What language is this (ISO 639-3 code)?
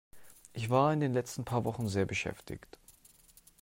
deu